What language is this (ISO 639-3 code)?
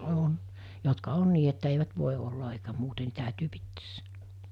fin